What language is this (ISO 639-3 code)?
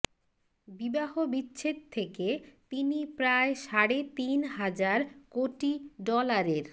ben